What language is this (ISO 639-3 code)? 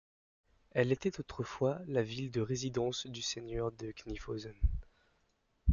fra